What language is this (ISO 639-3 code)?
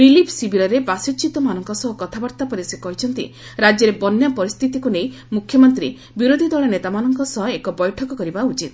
ori